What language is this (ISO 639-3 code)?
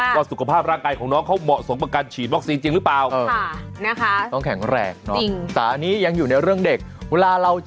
tha